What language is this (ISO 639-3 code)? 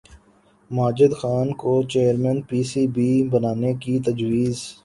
urd